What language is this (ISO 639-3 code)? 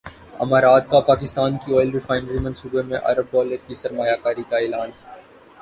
urd